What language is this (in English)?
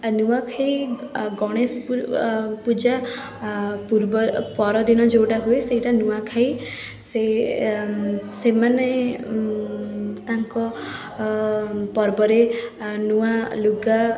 Odia